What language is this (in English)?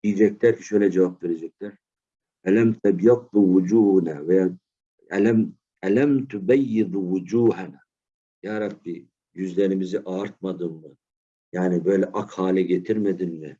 Turkish